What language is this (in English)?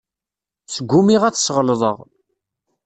Kabyle